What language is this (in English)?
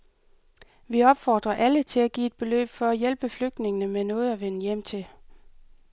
Danish